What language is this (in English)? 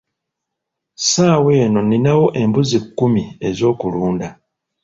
Ganda